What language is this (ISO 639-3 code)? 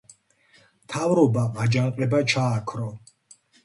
kat